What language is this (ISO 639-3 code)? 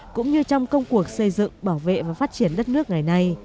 vie